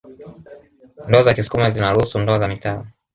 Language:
Swahili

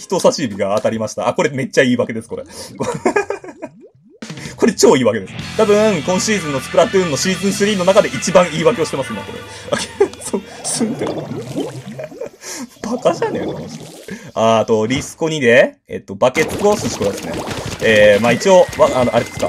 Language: Japanese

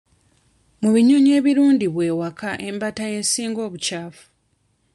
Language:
Ganda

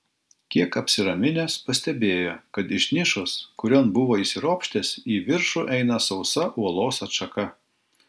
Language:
Lithuanian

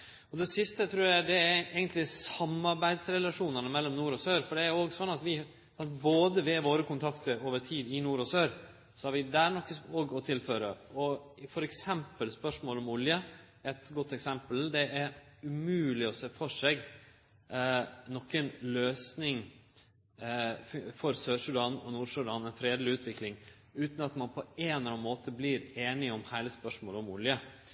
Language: Norwegian Nynorsk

